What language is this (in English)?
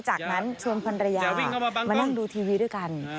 Thai